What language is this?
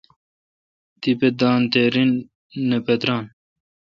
Kalkoti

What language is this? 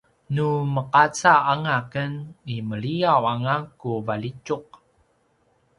Paiwan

